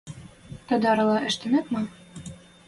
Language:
Western Mari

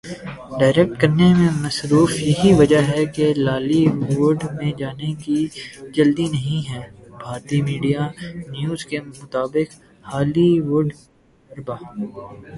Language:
Urdu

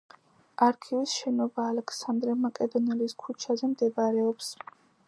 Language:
Georgian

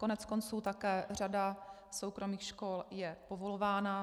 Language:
Czech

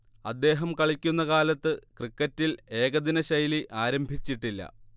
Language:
Malayalam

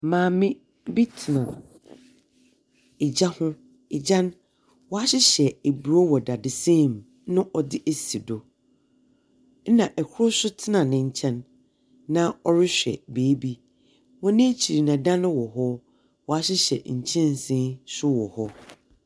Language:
Akan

